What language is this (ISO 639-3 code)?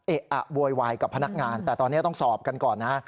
tha